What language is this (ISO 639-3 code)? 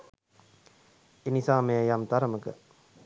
sin